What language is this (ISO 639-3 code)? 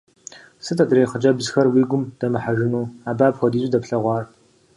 kbd